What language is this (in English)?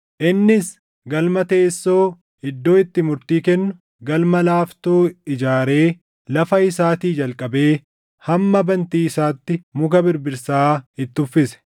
Oromo